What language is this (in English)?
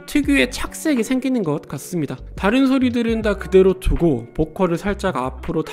Korean